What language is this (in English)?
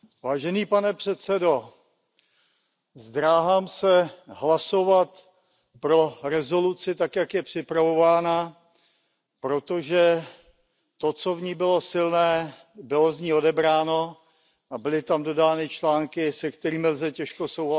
Czech